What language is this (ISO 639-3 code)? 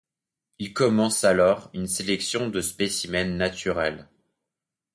fra